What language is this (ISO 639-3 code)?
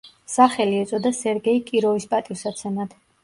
kat